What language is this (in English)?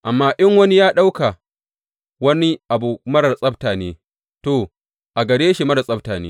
Hausa